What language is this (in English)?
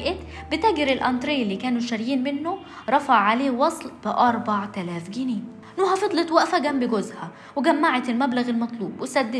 Arabic